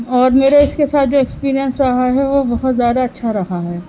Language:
Urdu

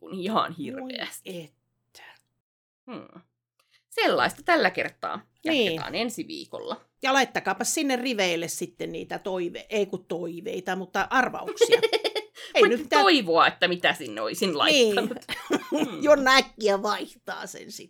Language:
Finnish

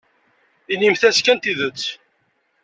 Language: Kabyle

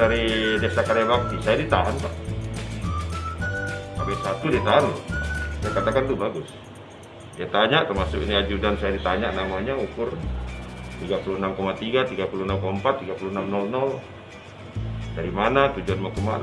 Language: Indonesian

